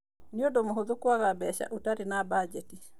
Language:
Kikuyu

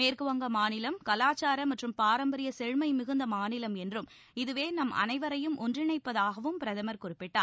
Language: Tamil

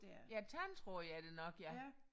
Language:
Danish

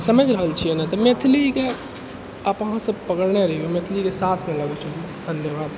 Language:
Maithili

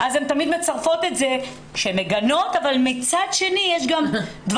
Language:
Hebrew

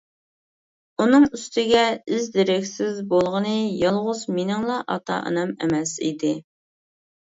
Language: Uyghur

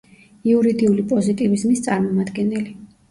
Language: Georgian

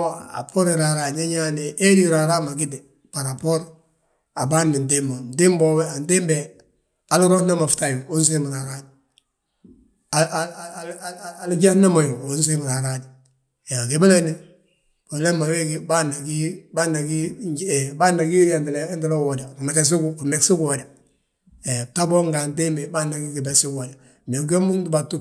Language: Balanta-Ganja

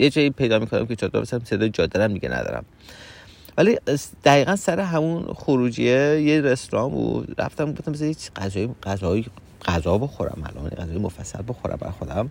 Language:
Persian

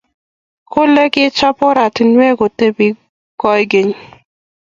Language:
Kalenjin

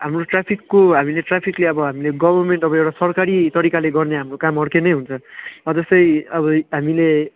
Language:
Nepali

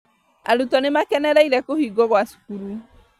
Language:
Kikuyu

